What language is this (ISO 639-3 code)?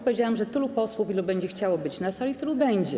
pol